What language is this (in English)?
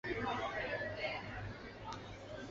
Chinese